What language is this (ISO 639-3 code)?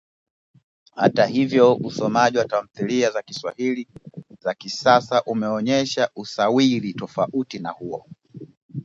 swa